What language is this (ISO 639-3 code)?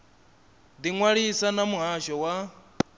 ven